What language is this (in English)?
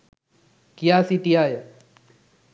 Sinhala